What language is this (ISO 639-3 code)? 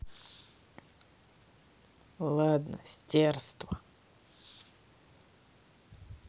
rus